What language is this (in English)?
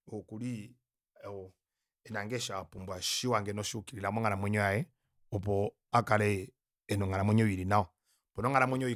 Kuanyama